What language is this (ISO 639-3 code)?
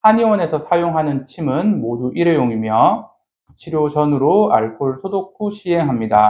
kor